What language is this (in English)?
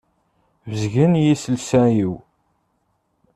Kabyle